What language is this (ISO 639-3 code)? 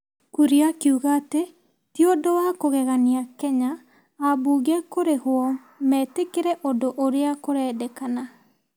kik